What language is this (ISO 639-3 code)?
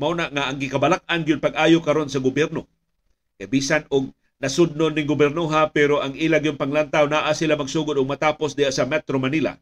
fil